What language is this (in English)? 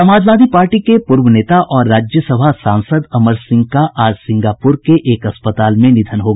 Hindi